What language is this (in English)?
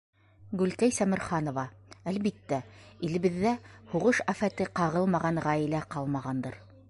Bashkir